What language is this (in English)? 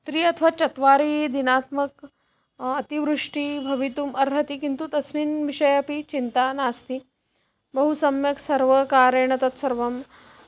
Sanskrit